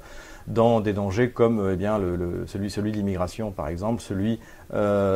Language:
French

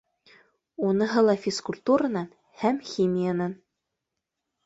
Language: Bashkir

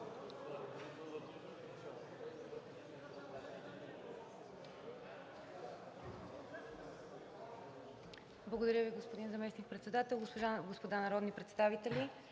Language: Bulgarian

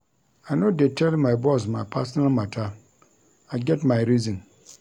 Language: Nigerian Pidgin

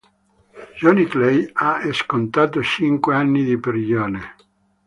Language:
Italian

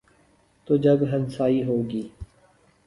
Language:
Urdu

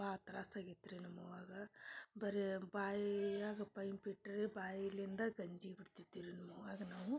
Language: Kannada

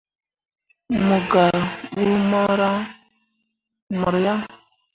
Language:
Mundang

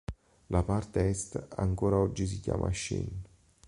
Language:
Italian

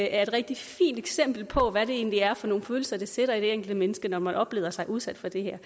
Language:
Danish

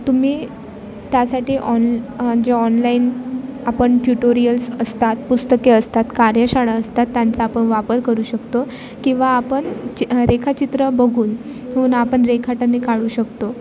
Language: Marathi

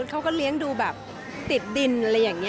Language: Thai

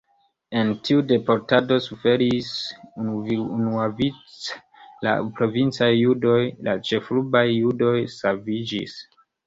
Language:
Esperanto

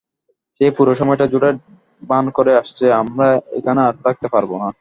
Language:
Bangla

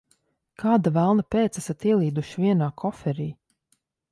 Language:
Latvian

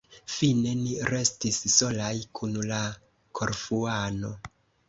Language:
Esperanto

